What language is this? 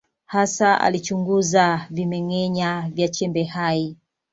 Swahili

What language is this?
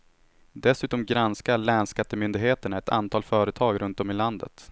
Swedish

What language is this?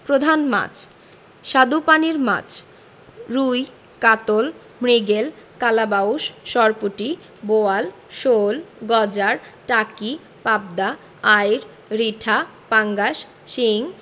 Bangla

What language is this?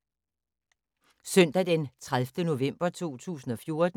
Danish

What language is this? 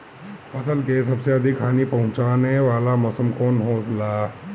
Bhojpuri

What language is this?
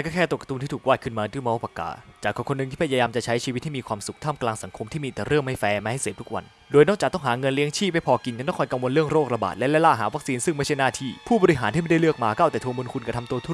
Thai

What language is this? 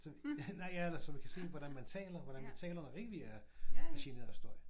Danish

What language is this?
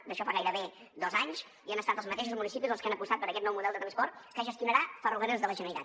Catalan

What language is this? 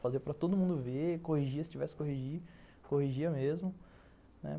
Portuguese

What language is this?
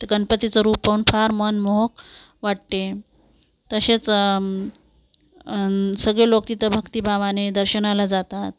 Marathi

